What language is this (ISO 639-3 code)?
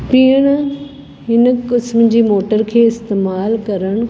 snd